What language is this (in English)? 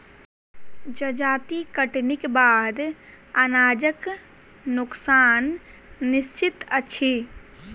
Maithili